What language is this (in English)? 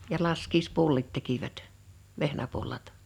Finnish